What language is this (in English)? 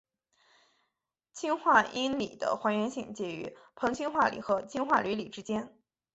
Chinese